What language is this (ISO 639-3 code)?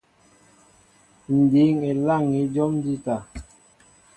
mbo